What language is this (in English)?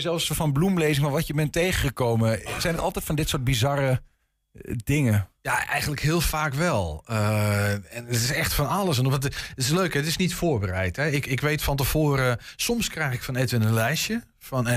Dutch